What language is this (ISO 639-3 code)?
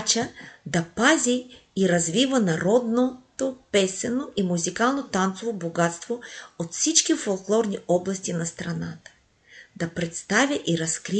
bul